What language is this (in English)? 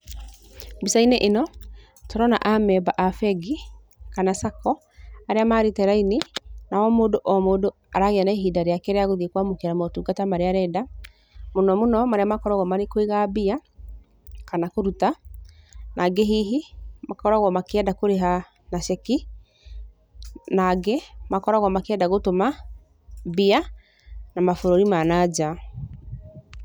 Kikuyu